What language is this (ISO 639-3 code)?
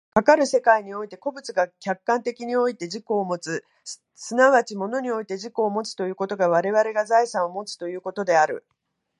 jpn